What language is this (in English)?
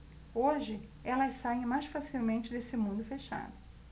Portuguese